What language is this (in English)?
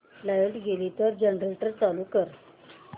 Marathi